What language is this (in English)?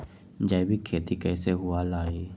Magahi